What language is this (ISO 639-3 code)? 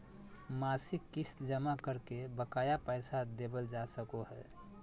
mag